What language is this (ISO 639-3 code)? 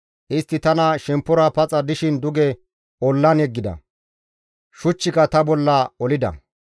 gmv